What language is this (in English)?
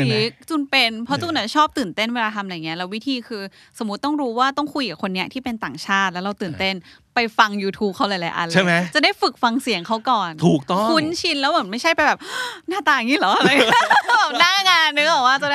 Thai